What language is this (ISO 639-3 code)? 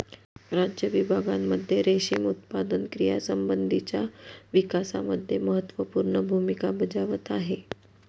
mar